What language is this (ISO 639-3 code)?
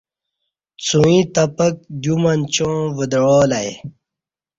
bsh